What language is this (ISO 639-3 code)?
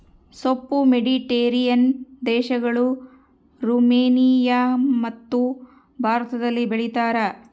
kan